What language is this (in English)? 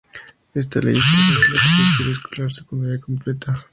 Spanish